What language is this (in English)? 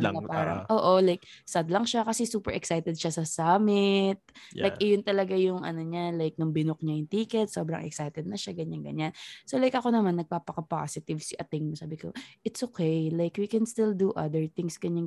Filipino